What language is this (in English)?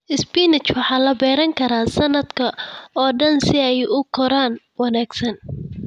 Somali